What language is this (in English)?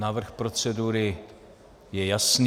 Czech